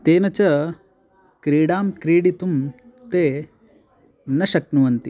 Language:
Sanskrit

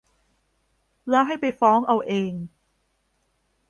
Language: Thai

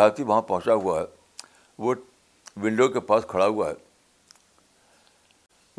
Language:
Urdu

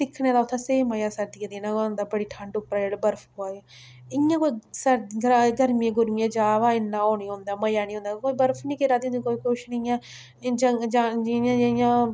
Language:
Dogri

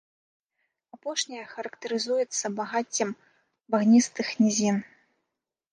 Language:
Belarusian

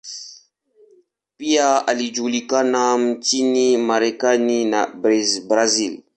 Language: Swahili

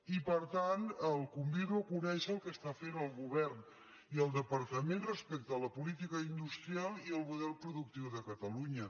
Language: Catalan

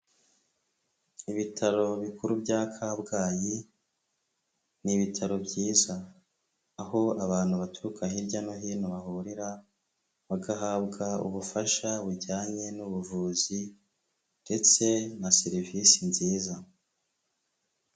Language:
Kinyarwanda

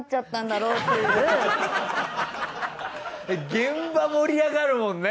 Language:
Japanese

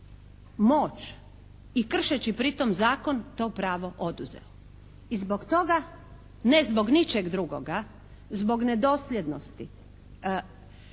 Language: Croatian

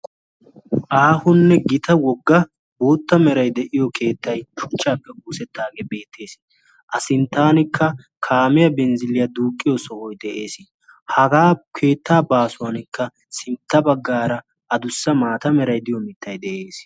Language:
Wolaytta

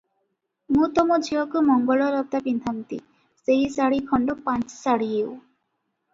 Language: Odia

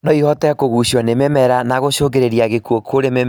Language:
Kikuyu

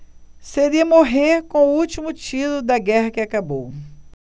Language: Portuguese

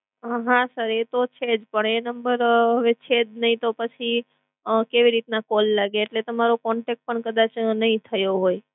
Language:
Gujarati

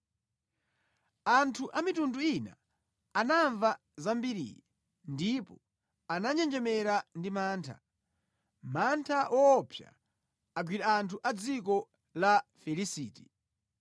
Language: Nyanja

